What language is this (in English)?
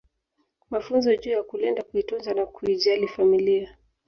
Swahili